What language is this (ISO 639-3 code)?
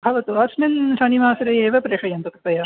san